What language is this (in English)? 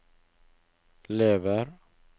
Norwegian